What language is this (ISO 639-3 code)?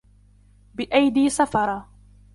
ara